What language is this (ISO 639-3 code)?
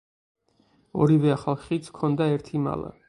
kat